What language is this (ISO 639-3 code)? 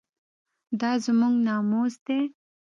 pus